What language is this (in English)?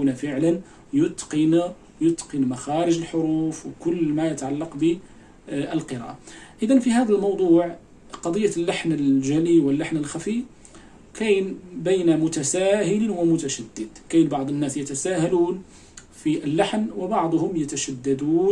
Arabic